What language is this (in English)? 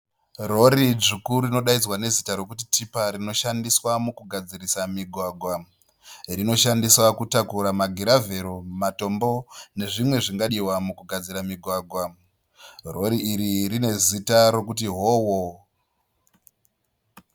Shona